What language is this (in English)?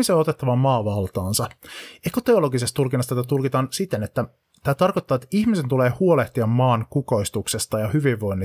Finnish